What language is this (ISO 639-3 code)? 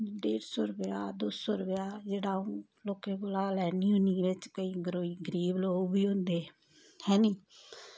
doi